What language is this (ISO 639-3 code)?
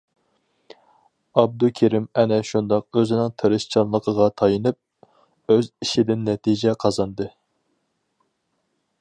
uig